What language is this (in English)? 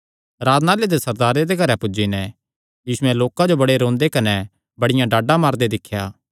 Kangri